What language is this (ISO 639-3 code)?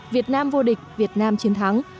vie